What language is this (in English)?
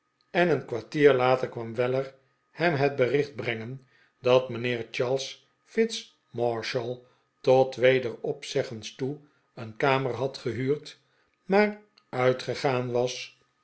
Dutch